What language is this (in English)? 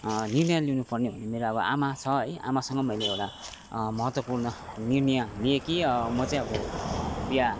Nepali